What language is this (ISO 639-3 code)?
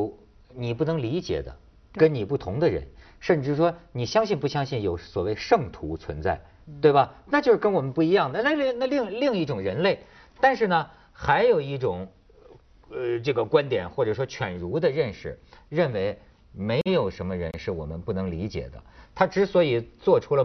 zho